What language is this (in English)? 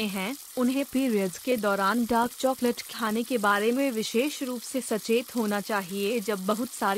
Hindi